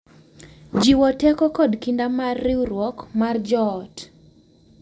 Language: Luo (Kenya and Tanzania)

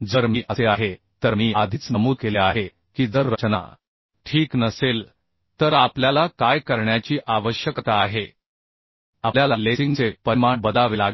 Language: Marathi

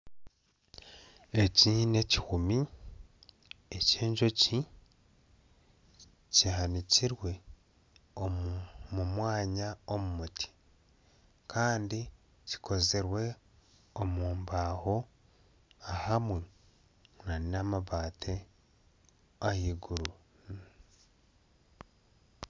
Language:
Nyankole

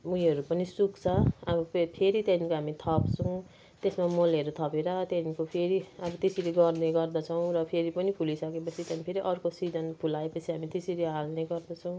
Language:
Nepali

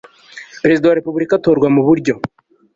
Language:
Kinyarwanda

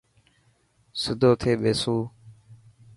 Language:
Dhatki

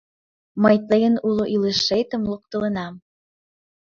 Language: Mari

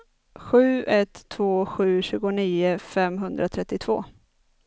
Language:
Swedish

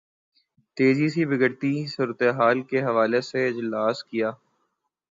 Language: Urdu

